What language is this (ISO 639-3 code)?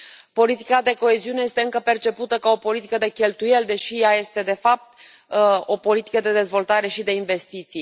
ron